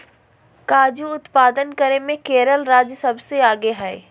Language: Magahi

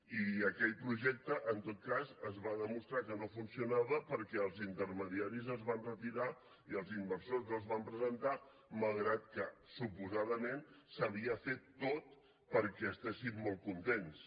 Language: Catalan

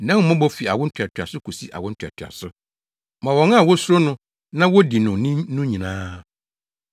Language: Akan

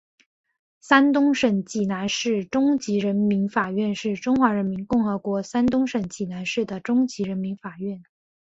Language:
Chinese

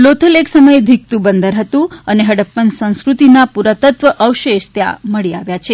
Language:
Gujarati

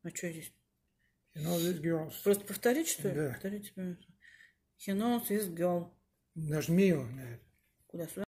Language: Russian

